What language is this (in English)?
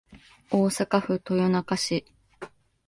Japanese